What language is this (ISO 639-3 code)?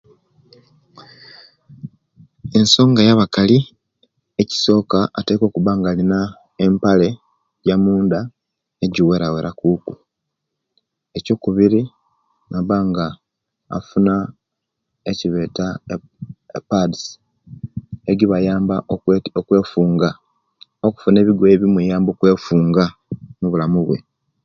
lke